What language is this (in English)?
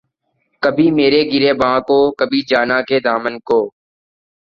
Urdu